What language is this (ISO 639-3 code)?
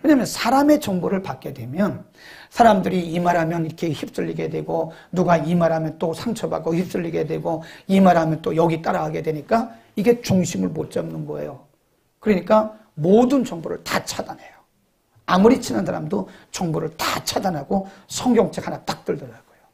kor